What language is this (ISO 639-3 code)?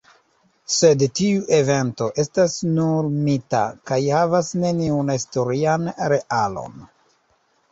epo